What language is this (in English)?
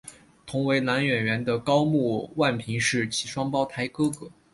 Chinese